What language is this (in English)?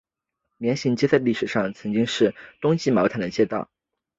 Chinese